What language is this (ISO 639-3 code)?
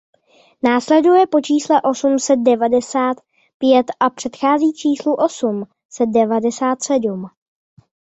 ces